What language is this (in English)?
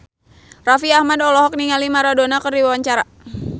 Sundanese